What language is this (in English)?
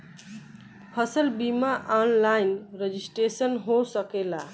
Bhojpuri